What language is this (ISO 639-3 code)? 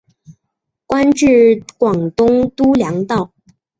zho